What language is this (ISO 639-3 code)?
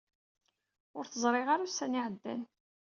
kab